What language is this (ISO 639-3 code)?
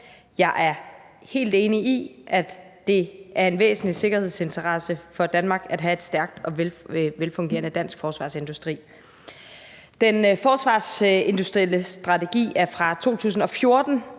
dan